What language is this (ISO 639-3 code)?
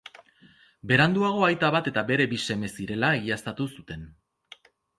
eus